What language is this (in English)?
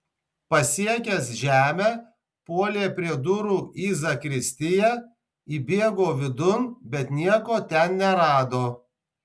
Lithuanian